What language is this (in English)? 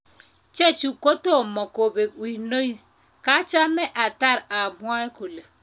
Kalenjin